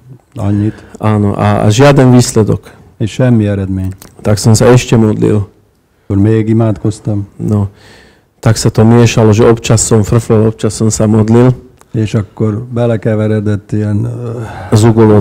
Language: Hungarian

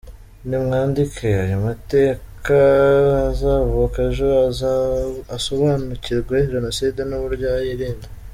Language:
Kinyarwanda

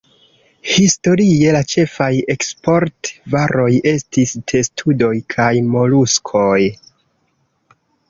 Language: Esperanto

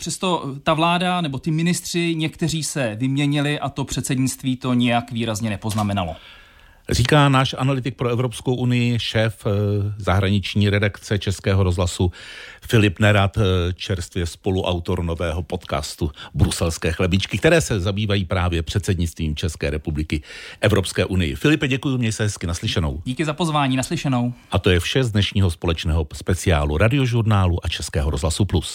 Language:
Czech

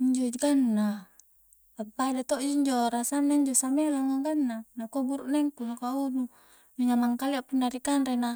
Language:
Coastal Konjo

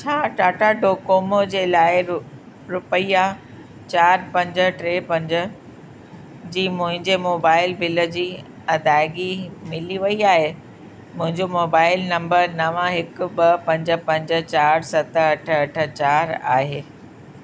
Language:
Sindhi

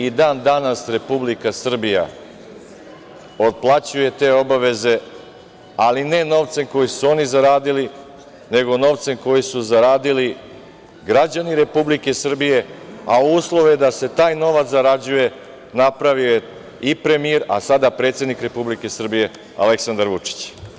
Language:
Serbian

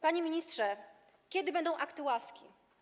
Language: Polish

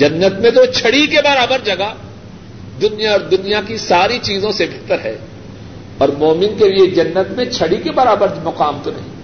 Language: Urdu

